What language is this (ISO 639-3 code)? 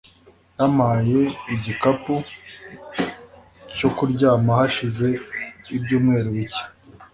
kin